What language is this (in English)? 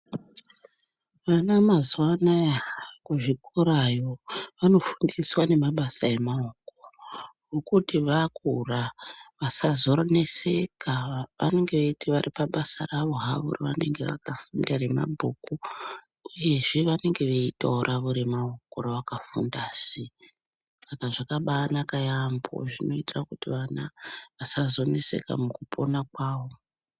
Ndau